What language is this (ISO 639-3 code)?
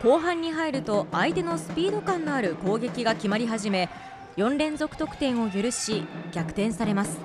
jpn